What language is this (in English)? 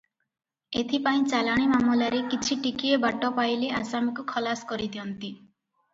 Odia